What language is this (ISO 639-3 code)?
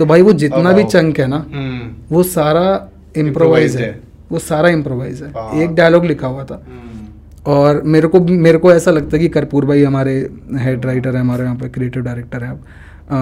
hin